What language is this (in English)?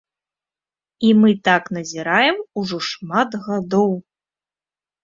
Belarusian